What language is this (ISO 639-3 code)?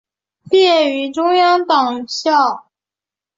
zho